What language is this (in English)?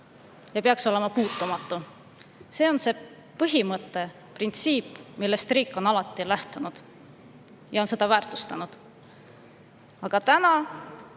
Estonian